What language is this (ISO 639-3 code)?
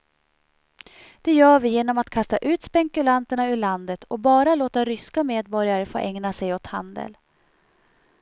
swe